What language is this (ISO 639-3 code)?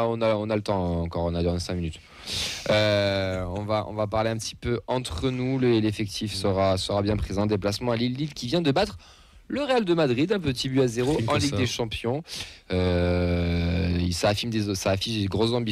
fra